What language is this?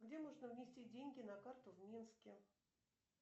Russian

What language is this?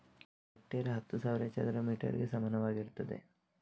Kannada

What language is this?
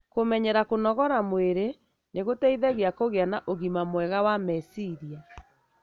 Kikuyu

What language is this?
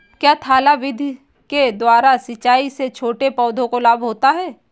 Hindi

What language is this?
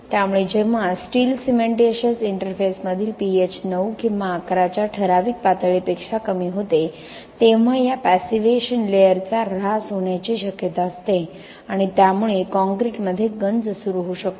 Marathi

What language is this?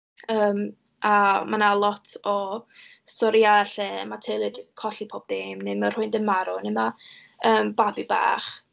Welsh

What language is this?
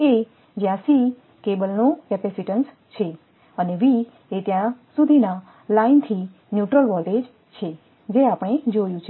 Gujarati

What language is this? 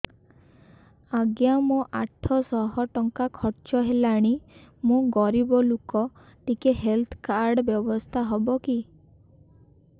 Odia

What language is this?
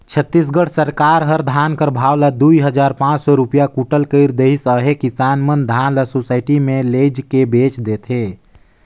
Chhattisgarhi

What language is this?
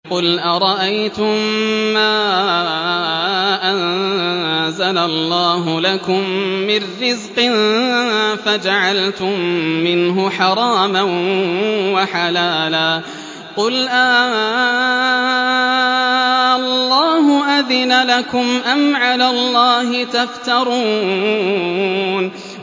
Arabic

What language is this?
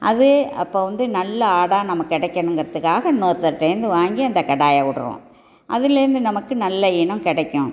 Tamil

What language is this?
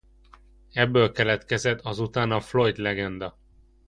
Hungarian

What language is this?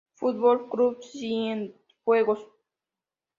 Spanish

